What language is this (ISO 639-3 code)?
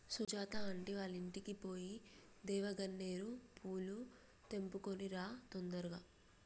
tel